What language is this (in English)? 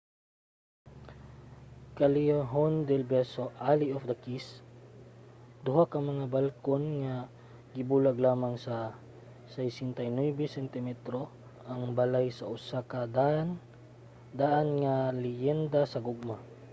Cebuano